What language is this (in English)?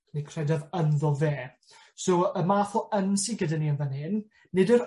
Welsh